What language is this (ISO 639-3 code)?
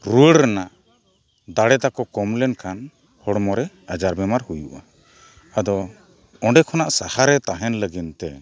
sat